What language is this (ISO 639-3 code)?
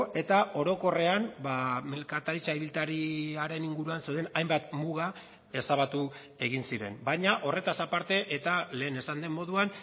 eus